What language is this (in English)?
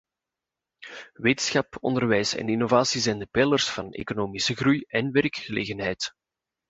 Dutch